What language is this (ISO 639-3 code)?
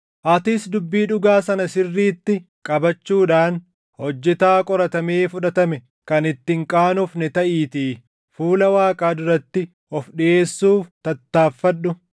orm